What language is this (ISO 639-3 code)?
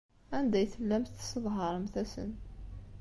kab